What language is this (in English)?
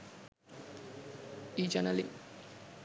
Sinhala